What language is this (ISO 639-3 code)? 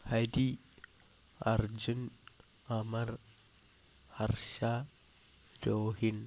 mal